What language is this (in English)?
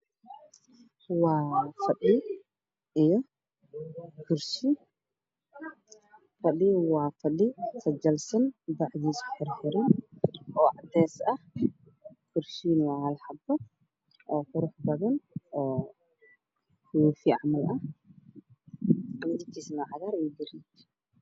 Somali